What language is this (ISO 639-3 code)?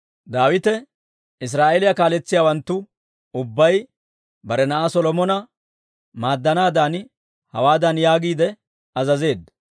dwr